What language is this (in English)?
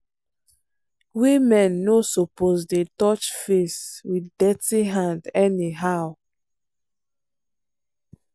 Nigerian Pidgin